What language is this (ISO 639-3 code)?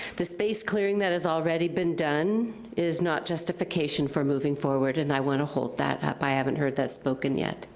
eng